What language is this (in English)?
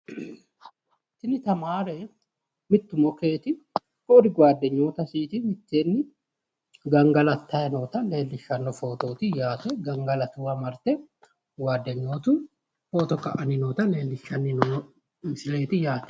Sidamo